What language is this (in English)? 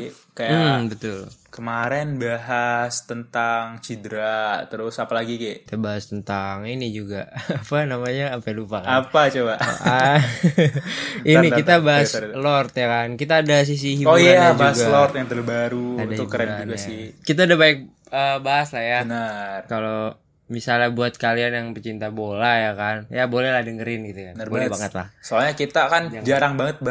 Indonesian